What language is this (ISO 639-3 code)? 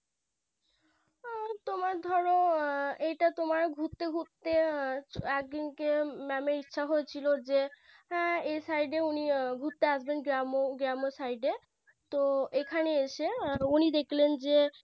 ben